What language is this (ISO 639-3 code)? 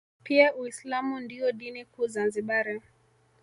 swa